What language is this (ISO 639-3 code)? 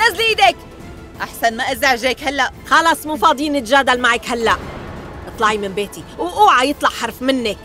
ara